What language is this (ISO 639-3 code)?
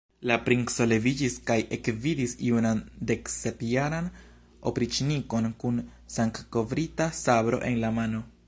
epo